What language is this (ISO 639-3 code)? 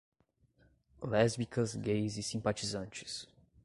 por